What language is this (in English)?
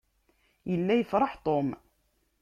Kabyle